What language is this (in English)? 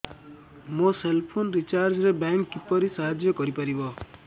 Odia